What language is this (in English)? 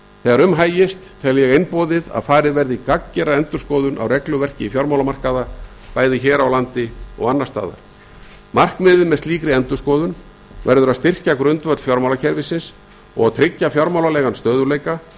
Icelandic